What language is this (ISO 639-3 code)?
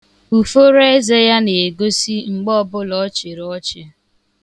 ibo